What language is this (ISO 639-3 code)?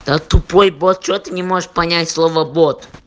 rus